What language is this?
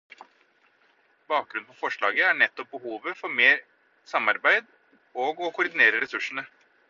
Norwegian Bokmål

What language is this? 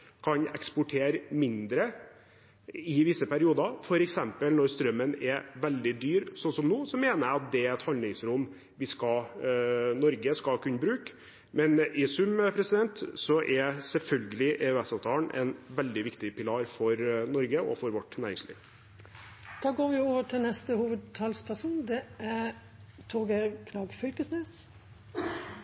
Norwegian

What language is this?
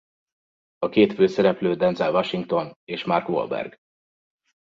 Hungarian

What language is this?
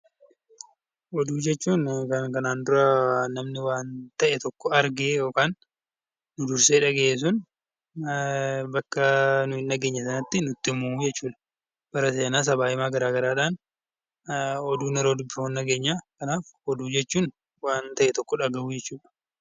Oromo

